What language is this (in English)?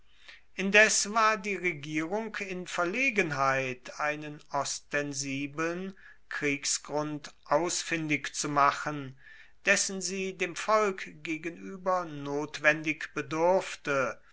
German